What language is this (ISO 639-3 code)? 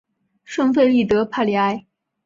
zho